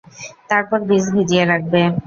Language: Bangla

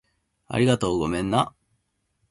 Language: Japanese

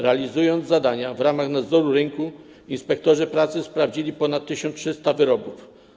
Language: Polish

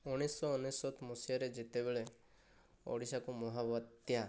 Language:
Odia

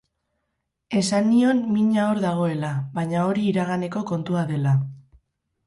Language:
Basque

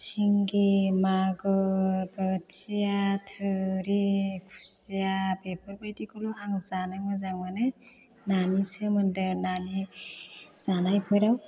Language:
Bodo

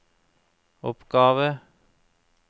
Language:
Norwegian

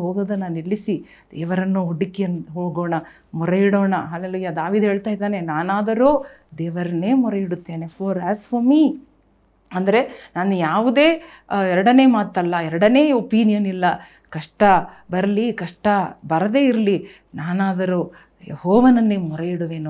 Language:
Kannada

